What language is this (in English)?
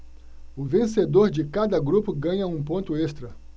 Portuguese